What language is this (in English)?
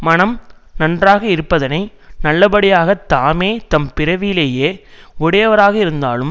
Tamil